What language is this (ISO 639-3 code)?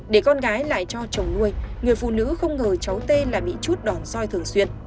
vie